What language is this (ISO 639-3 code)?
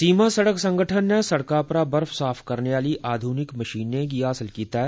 doi